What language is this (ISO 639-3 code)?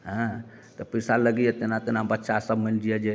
mai